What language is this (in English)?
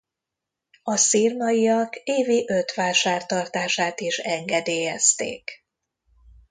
Hungarian